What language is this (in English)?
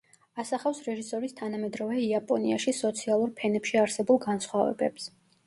Georgian